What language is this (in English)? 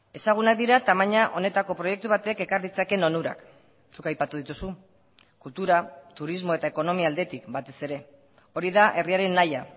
Basque